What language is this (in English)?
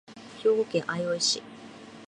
Japanese